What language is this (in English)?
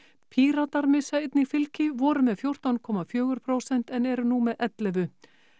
Icelandic